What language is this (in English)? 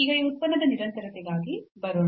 Kannada